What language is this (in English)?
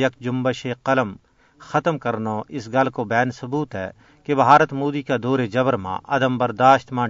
Urdu